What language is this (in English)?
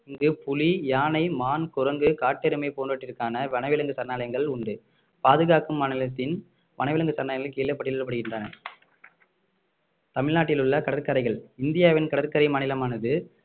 Tamil